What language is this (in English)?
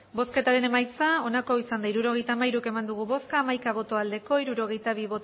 Basque